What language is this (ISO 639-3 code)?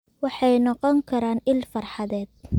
som